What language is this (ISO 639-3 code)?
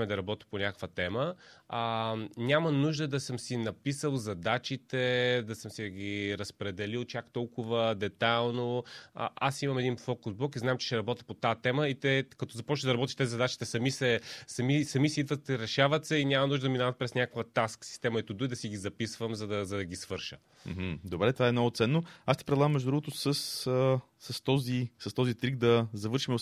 bul